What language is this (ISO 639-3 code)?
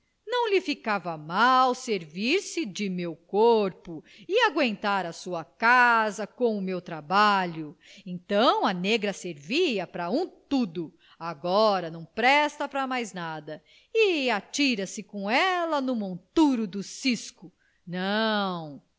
por